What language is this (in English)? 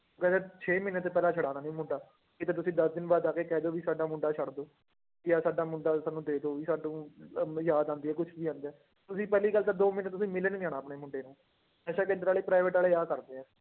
Punjabi